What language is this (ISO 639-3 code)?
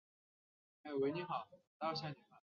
zho